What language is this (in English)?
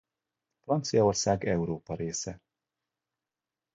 Hungarian